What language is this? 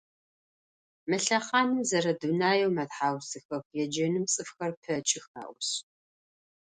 Adyghe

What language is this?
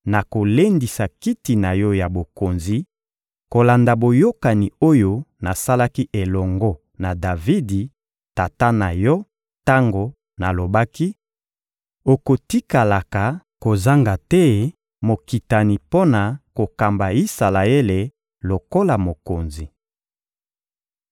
Lingala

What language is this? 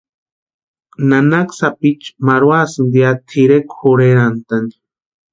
Western Highland Purepecha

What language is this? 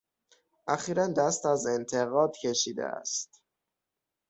Persian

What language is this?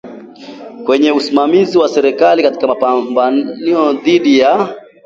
Swahili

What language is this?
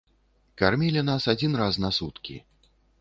Belarusian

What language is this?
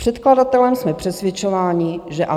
Czech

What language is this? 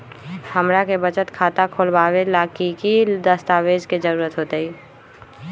Magahi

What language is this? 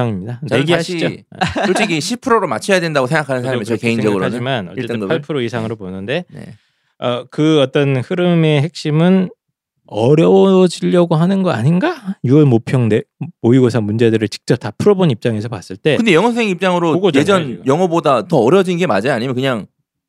Korean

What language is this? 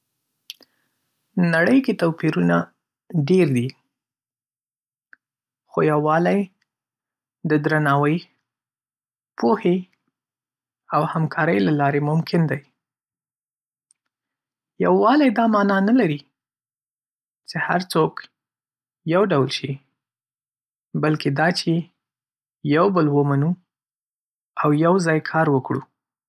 Pashto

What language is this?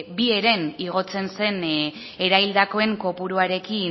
Basque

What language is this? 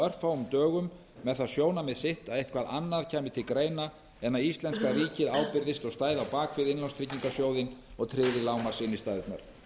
Icelandic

